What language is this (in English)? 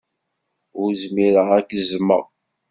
Kabyle